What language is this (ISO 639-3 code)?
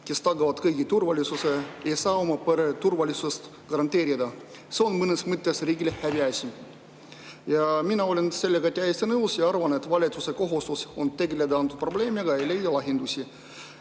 est